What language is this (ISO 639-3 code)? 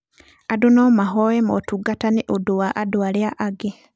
kik